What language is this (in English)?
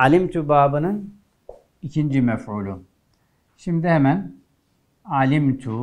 Turkish